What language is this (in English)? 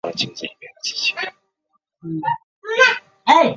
Chinese